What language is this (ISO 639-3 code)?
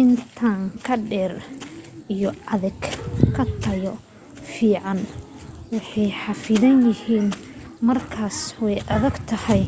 som